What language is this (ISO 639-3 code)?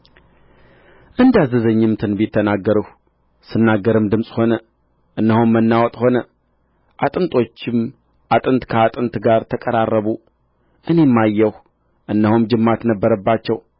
amh